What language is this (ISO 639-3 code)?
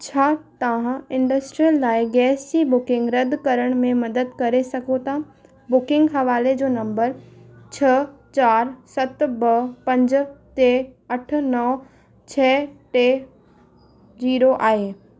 snd